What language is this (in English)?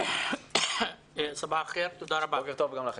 Hebrew